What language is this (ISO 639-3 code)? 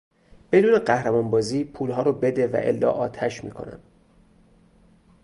fas